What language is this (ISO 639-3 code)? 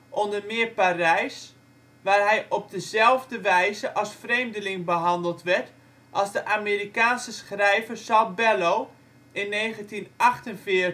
nld